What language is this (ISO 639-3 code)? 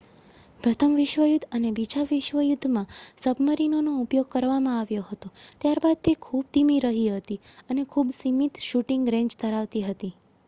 guj